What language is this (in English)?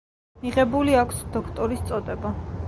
Georgian